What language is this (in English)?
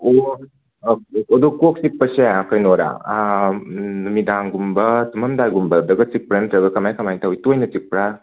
Manipuri